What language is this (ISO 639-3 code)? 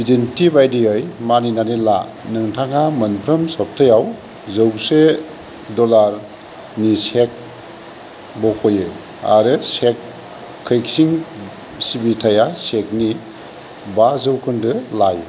brx